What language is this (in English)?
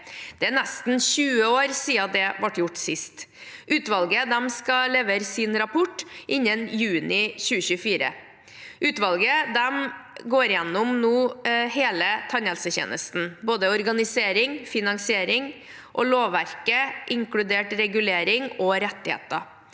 Norwegian